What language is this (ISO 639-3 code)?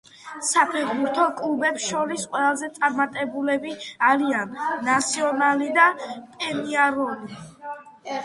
kat